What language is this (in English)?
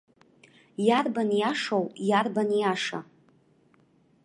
Abkhazian